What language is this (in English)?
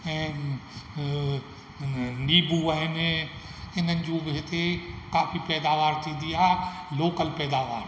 Sindhi